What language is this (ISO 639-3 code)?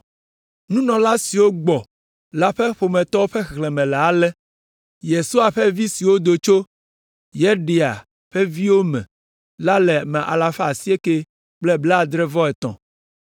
ewe